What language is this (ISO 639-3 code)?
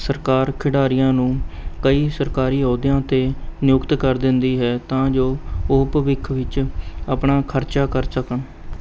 pan